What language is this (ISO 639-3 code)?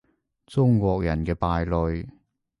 yue